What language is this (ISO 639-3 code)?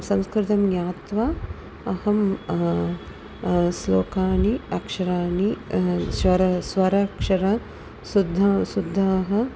san